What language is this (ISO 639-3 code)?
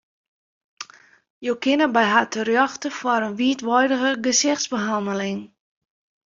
fry